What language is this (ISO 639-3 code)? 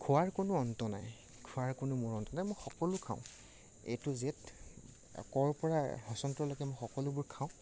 asm